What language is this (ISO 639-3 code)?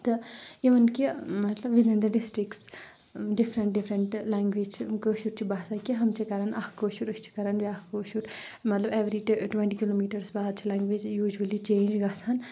kas